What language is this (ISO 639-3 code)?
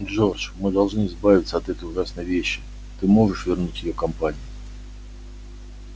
rus